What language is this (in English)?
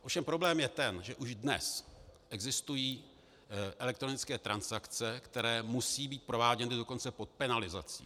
Czech